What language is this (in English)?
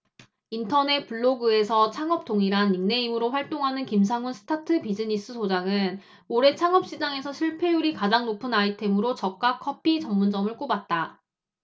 Korean